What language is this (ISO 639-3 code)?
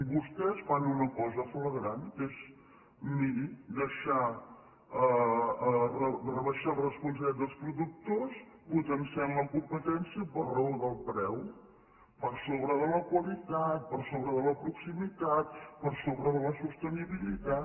cat